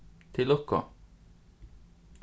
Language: Faroese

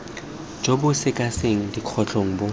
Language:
Tswana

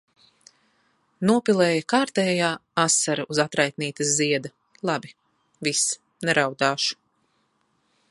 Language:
Latvian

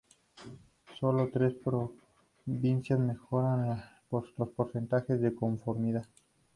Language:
Spanish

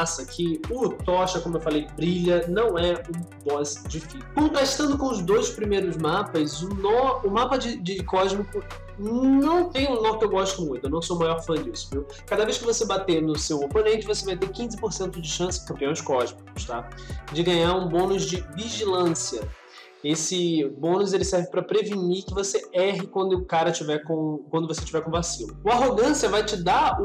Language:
Portuguese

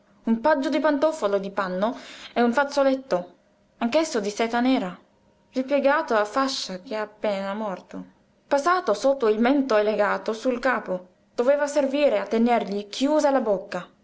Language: Italian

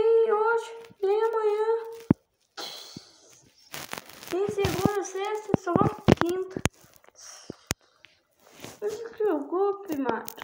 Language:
Portuguese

